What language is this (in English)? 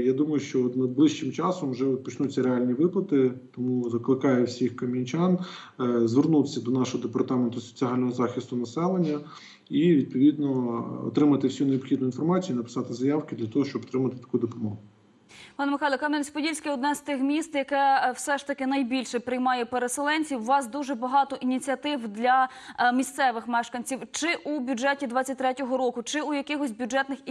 Ukrainian